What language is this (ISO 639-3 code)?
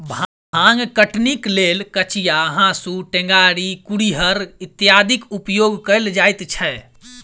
mai